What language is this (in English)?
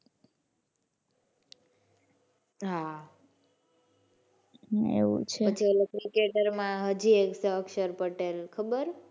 Gujarati